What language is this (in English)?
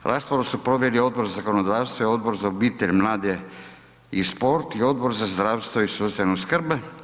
Croatian